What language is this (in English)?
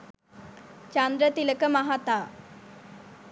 Sinhala